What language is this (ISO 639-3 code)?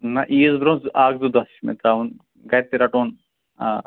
kas